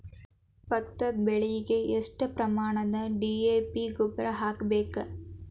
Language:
Kannada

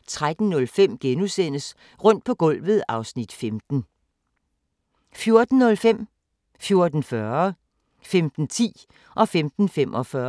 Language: Danish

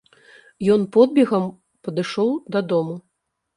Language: Belarusian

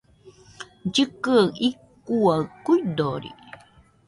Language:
Nüpode Huitoto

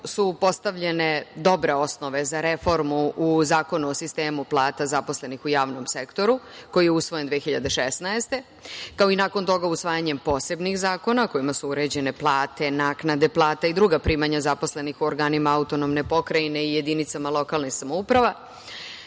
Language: Serbian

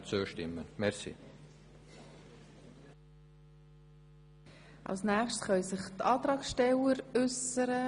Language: Swiss German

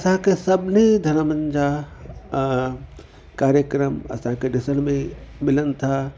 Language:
Sindhi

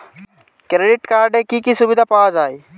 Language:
Bangla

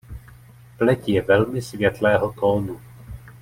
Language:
Czech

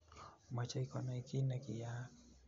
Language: Kalenjin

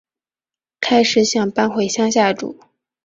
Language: Chinese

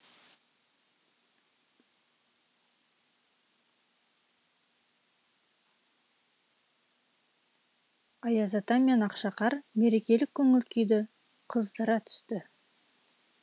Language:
Kazakh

